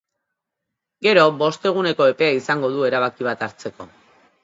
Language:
Basque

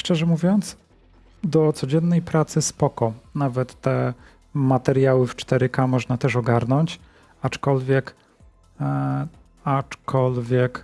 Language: Polish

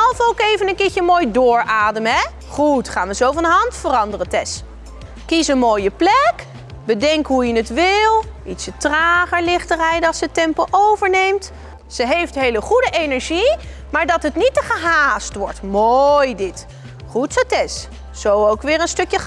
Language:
Dutch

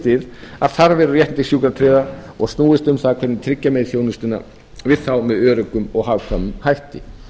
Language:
Icelandic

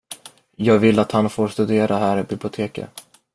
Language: Swedish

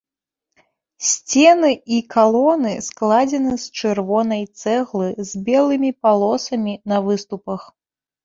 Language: Belarusian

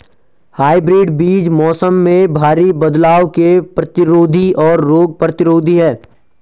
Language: Hindi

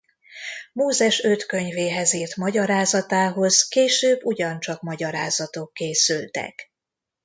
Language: Hungarian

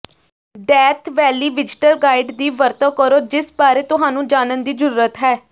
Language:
Punjabi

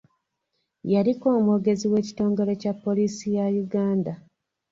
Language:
Ganda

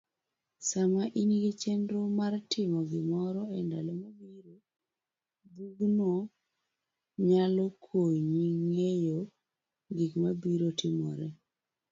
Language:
Luo (Kenya and Tanzania)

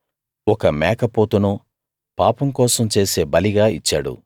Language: Telugu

